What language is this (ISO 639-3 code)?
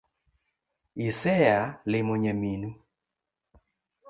luo